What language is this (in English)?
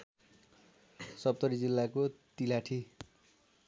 Nepali